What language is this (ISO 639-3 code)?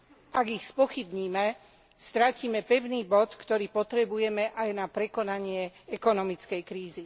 slk